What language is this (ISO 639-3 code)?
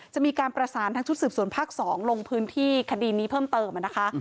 tha